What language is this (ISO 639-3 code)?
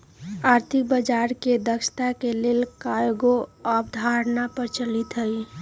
mag